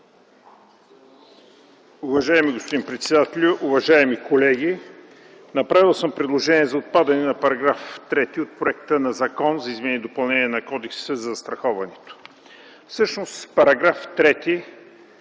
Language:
Bulgarian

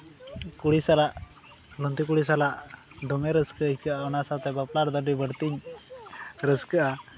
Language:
Santali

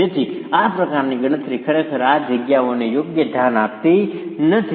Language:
Gujarati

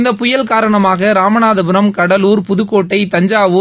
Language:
Tamil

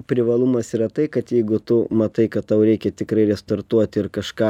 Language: Lithuanian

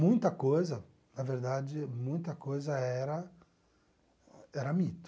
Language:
Portuguese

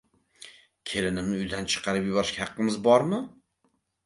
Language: Uzbek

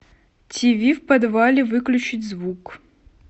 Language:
Russian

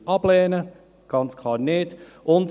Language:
Swiss German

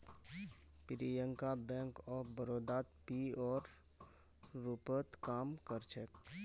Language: Magahi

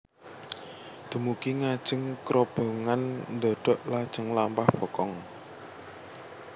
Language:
Javanese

